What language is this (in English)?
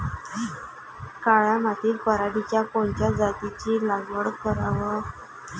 Marathi